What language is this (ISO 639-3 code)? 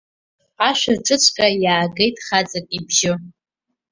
abk